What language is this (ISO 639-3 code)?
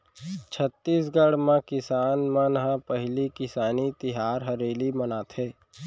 hne